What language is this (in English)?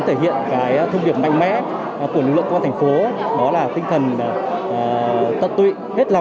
Vietnamese